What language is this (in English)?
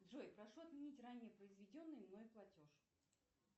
Russian